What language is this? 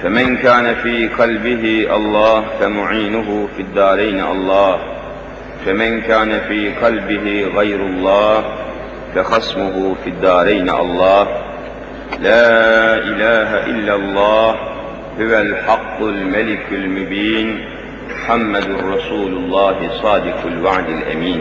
Turkish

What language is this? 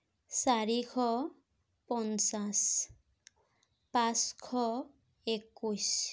Assamese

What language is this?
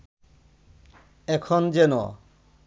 Bangla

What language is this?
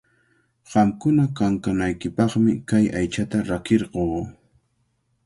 Cajatambo North Lima Quechua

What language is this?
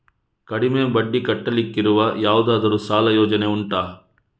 Kannada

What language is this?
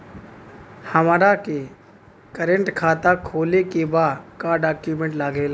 Bhojpuri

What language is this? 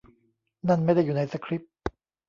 Thai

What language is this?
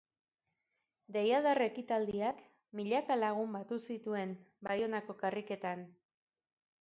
Basque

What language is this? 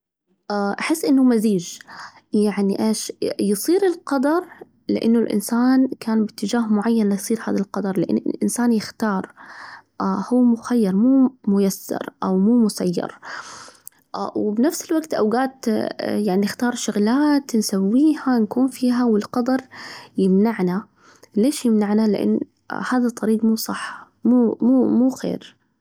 Najdi Arabic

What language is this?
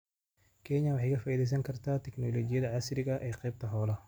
Somali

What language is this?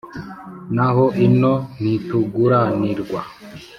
Kinyarwanda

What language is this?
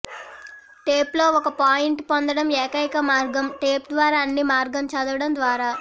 Telugu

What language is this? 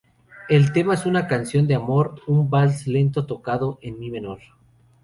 Spanish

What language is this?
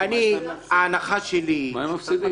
Hebrew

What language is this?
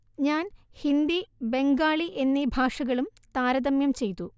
Malayalam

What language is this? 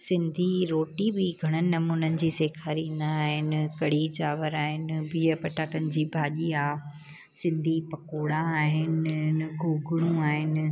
Sindhi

